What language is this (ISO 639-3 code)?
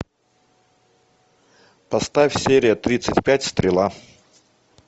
rus